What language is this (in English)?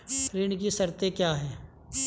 Hindi